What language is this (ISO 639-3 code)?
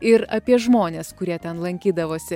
lit